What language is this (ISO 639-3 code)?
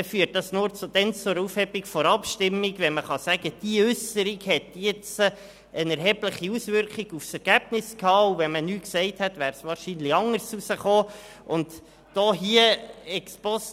gsw